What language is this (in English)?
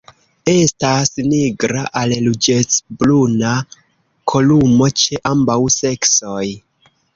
Esperanto